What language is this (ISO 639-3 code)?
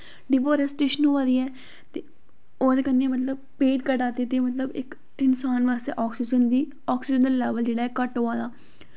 doi